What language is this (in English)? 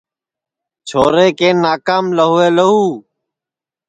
Sansi